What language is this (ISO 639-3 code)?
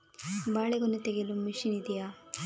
kan